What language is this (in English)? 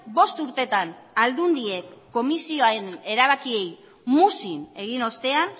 Basque